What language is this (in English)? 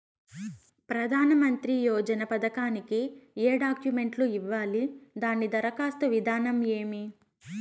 Telugu